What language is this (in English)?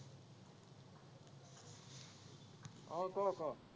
Assamese